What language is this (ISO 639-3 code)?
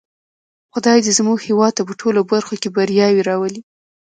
pus